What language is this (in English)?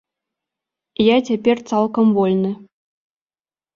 Belarusian